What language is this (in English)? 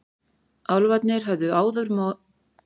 Icelandic